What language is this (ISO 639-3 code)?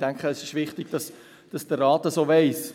gsw